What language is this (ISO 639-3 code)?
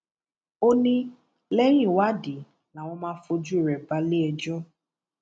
yor